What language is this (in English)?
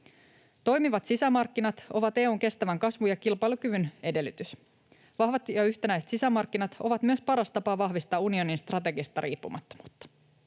Finnish